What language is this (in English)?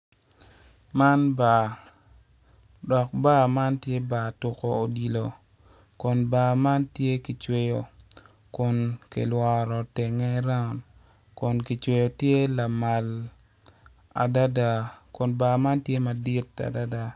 Acoli